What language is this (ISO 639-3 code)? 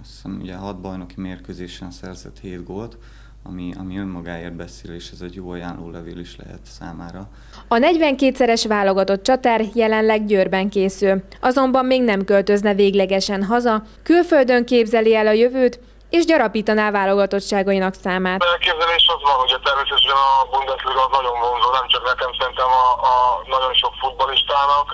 hun